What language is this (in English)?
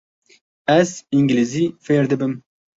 Kurdish